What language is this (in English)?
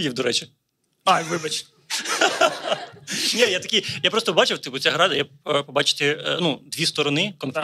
Ukrainian